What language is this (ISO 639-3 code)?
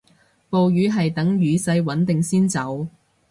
yue